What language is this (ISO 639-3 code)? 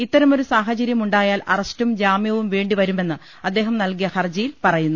mal